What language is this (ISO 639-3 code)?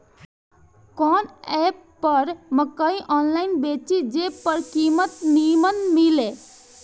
bho